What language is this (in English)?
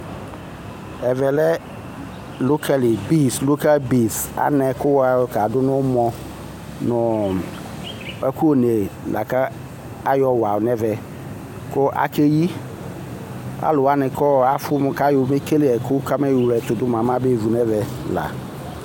Ikposo